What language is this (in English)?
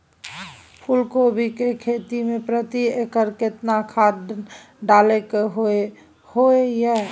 Maithili